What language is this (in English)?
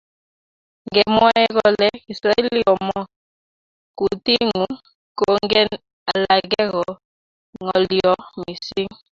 Kalenjin